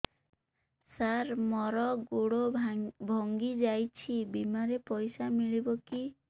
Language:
Odia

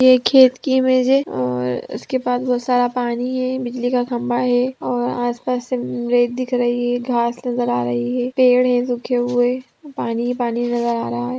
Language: Magahi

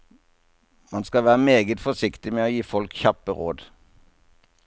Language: Norwegian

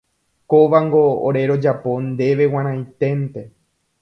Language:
Guarani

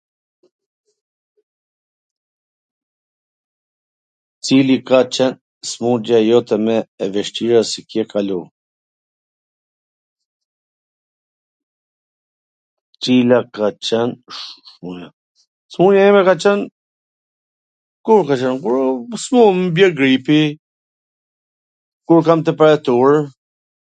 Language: Gheg Albanian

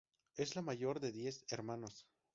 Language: Spanish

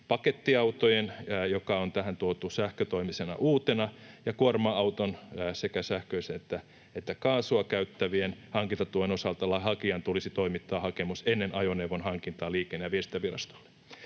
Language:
Finnish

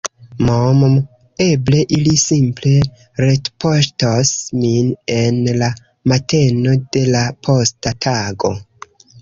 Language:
Esperanto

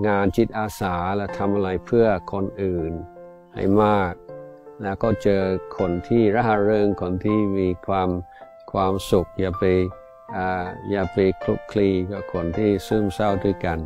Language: Thai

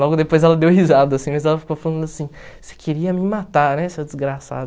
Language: Portuguese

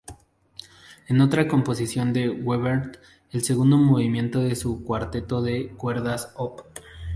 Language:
Spanish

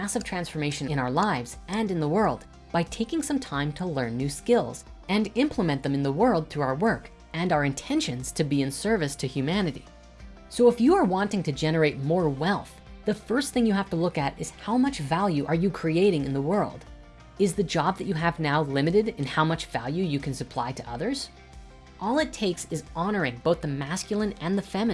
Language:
English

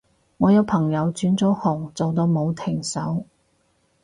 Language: Cantonese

